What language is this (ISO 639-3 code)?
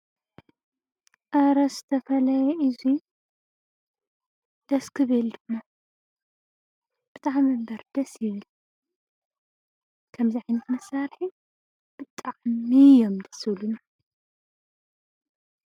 tir